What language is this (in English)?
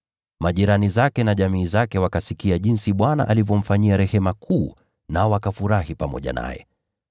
Swahili